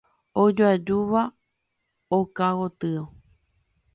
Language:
Guarani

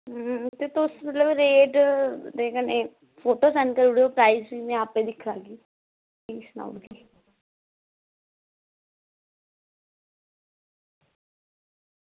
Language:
Dogri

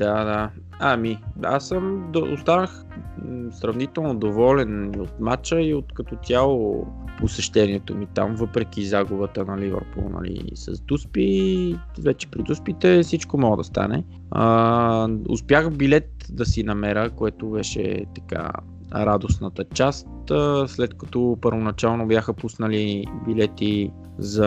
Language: Bulgarian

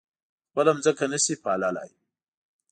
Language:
Pashto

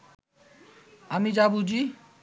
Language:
Bangla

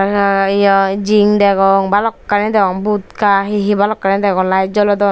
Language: Chakma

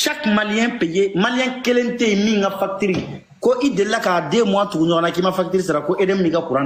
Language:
French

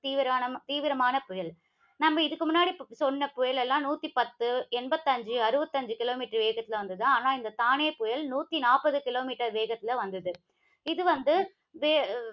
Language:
Tamil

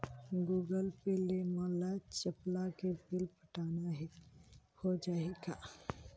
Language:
Chhattisgarhi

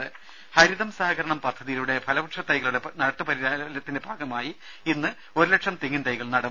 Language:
Malayalam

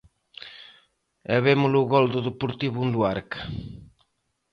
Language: Galician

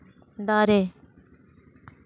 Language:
Santali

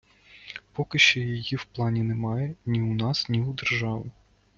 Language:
Ukrainian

